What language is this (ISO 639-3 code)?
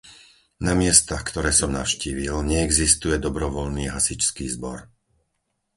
slk